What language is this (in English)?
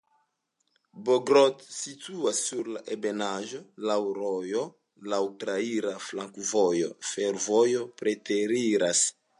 Esperanto